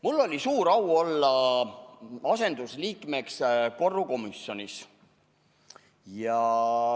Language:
Estonian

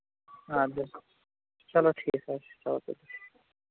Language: Kashmiri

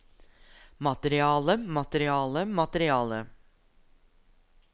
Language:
Norwegian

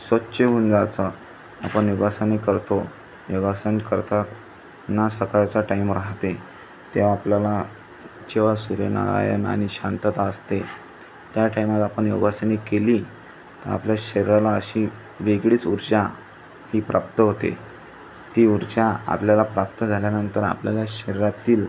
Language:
Marathi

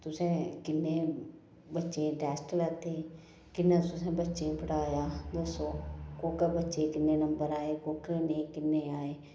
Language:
Dogri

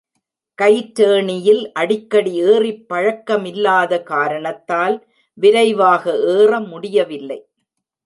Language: Tamil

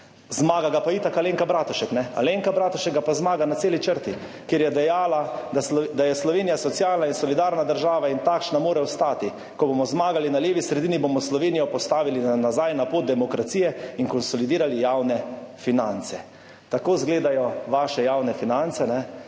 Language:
Slovenian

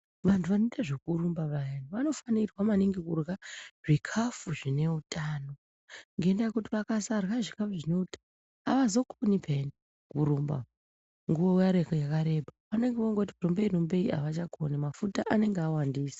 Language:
Ndau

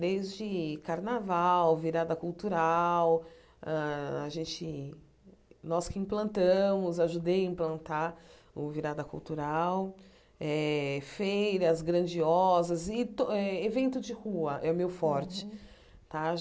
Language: Portuguese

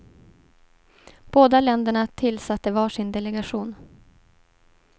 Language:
Swedish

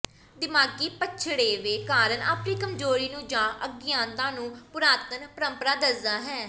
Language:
Punjabi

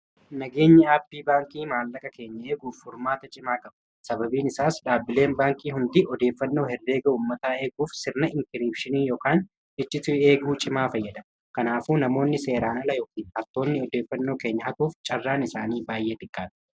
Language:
Oromo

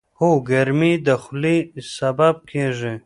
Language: Pashto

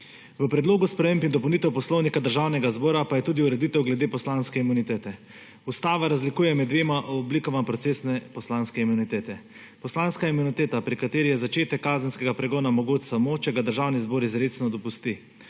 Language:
Slovenian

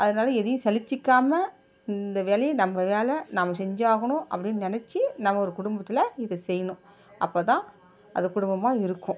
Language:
Tamil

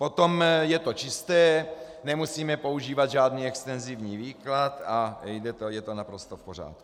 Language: Czech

